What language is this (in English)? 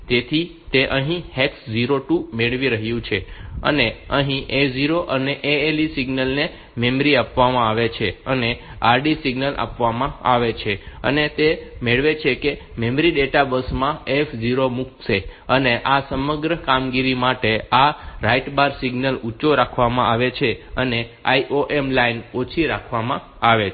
Gujarati